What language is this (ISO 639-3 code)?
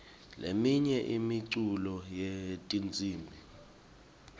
ssw